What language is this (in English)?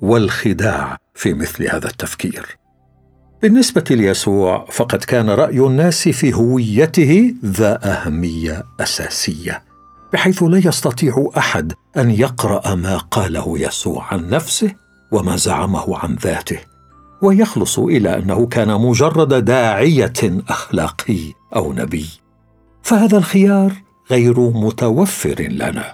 Arabic